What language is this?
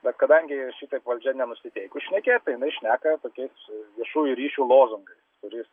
Lithuanian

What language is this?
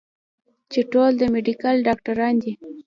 Pashto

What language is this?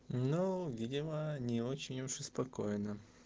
Russian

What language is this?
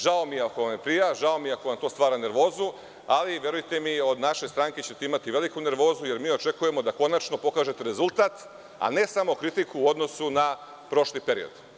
Serbian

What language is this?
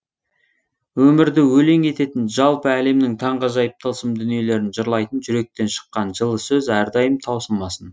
Kazakh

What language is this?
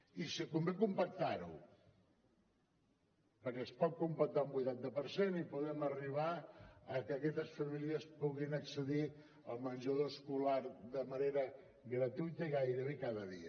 Catalan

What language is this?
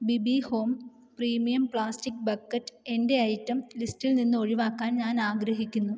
Malayalam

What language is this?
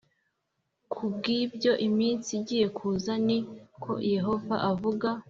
Kinyarwanda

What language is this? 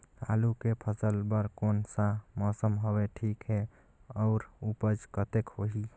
Chhattisgarhi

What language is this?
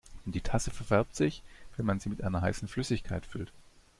German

